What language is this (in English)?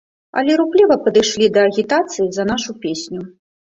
Belarusian